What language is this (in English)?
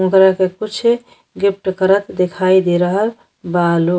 Bhojpuri